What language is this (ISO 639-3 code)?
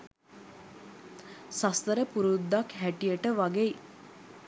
sin